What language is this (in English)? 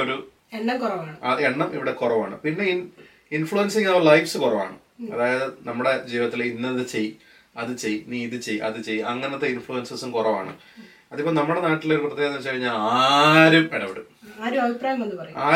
Malayalam